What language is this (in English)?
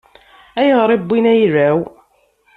Kabyle